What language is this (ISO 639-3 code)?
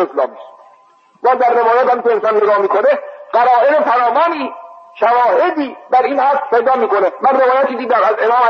fas